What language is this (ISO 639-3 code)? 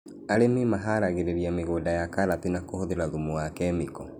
kik